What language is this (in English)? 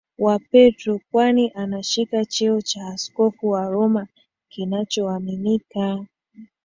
Swahili